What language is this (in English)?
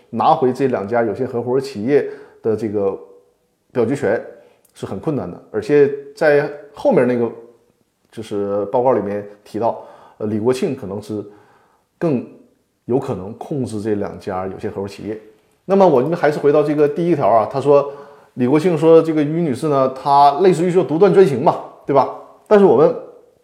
Chinese